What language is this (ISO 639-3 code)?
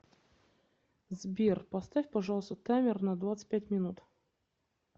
rus